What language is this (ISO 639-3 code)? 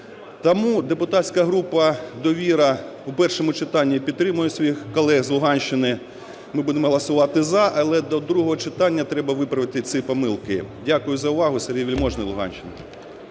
ukr